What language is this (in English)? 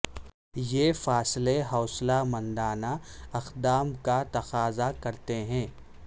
Urdu